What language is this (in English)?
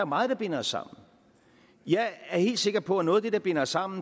Danish